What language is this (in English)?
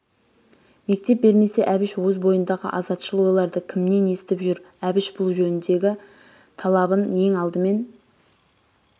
Kazakh